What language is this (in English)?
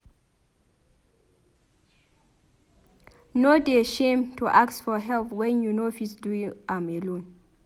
Nigerian Pidgin